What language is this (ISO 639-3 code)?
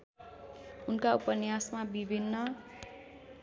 nep